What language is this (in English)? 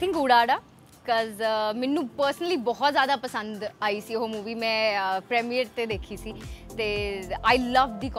Punjabi